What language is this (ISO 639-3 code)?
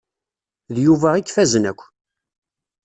kab